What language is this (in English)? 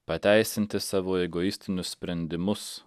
Lithuanian